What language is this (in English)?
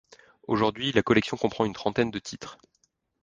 French